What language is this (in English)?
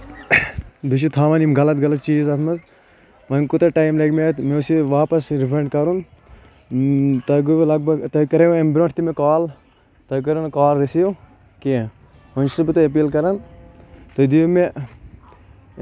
Kashmiri